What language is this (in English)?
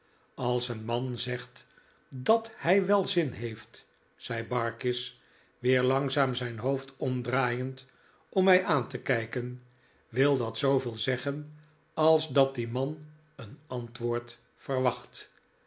Dutch